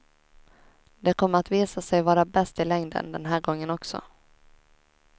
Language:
Swedish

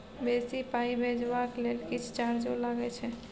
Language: Maithili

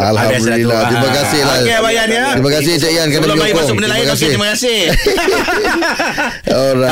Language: Malay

